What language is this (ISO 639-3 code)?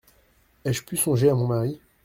fra